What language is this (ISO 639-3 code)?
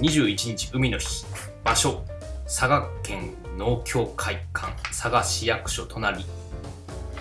jpn